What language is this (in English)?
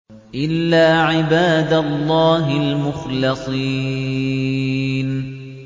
Arabic